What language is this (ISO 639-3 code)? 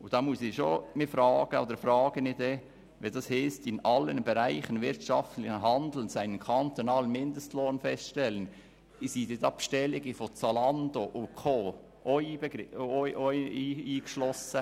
gsw